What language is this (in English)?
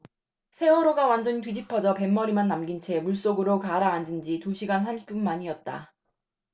Korean